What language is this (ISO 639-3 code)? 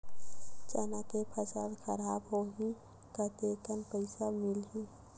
hne